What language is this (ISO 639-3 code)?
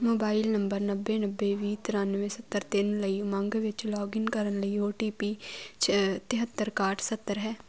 pan